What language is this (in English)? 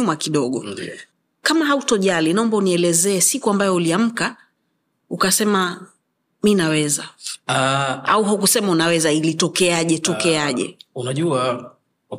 Swahili